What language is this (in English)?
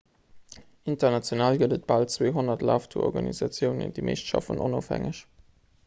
Luxembourgish